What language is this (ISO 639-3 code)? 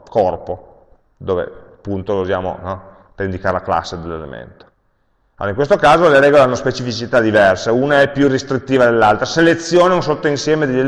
ita